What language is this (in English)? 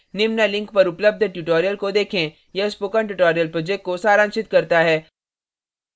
Hindi